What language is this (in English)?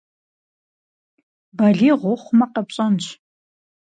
Kabardian